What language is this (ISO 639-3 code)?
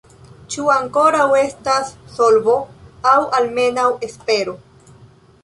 epo